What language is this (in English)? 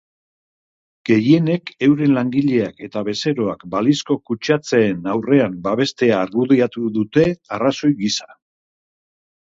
Basque